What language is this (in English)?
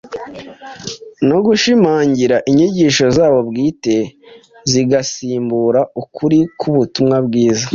Kinyarwanda